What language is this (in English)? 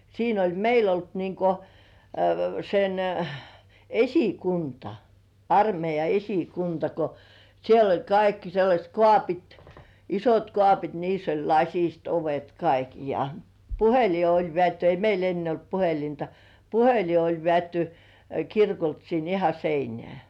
Finnish